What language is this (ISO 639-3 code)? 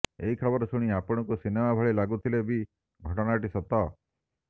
ori